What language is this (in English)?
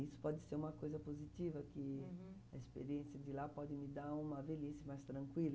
Portuguese